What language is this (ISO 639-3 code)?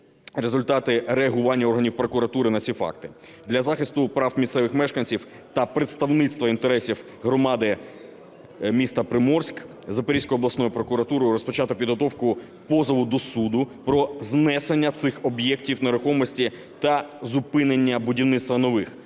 ukr